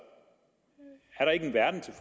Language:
Danish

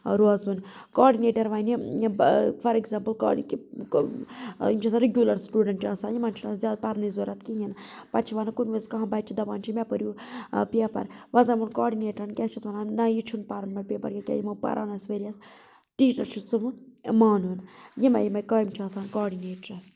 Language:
Kashmiri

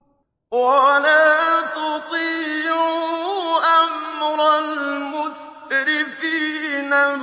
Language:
Arabic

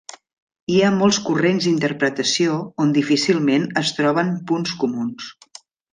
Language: Catalan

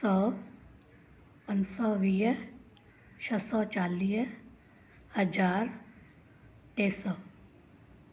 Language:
Sindhi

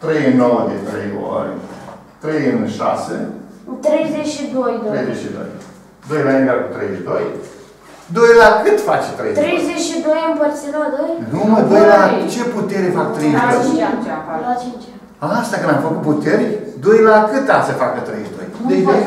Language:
Romanian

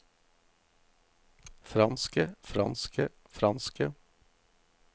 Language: Norwegian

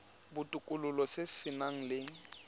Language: Tswana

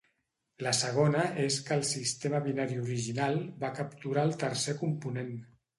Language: Catalan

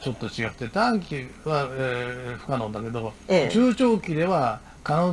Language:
Japanese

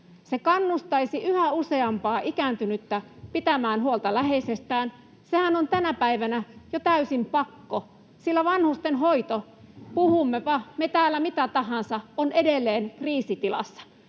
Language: Finnish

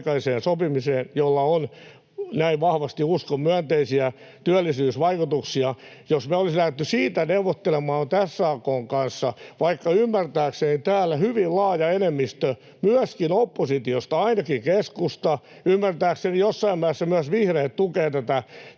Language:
Finnish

